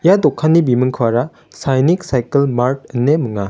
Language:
Garo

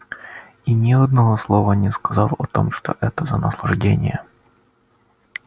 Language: Russian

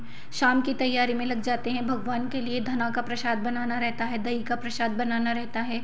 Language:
Hindi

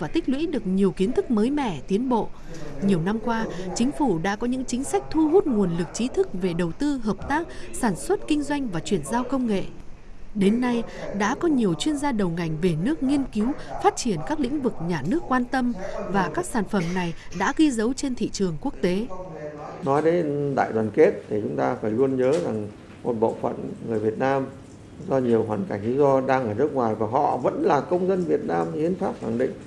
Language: Vietnamese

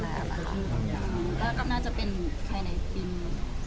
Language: Thai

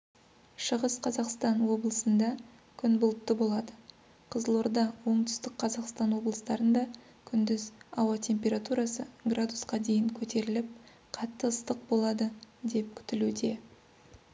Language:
Kazakh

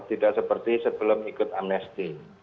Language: Indonesian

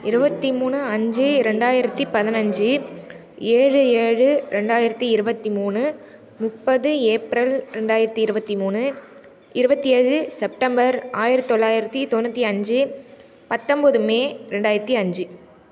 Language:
Tamil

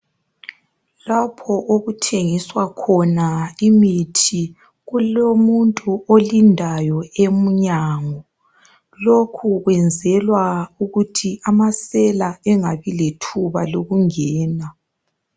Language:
North Ndebele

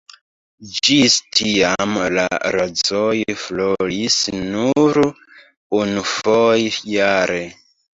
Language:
Esperanto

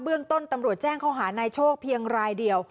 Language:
Thai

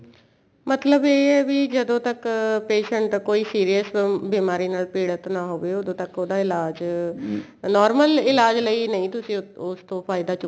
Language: Punjabi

